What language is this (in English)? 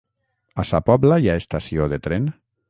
Catalan